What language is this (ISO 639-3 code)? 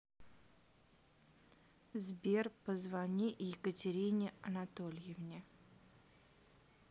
rus